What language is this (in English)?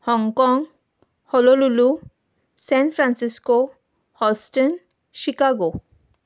Konkani